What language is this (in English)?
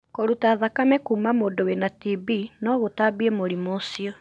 Kikuyu